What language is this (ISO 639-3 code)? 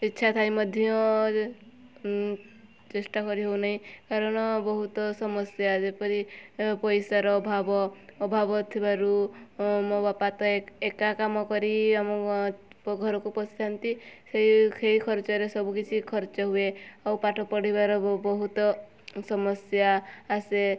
ori